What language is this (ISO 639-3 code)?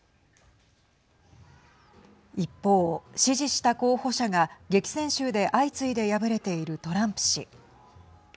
jpn